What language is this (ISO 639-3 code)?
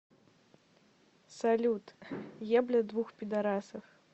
rus